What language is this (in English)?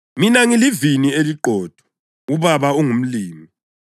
North Ndebele